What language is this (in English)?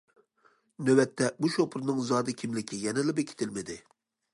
Uyghur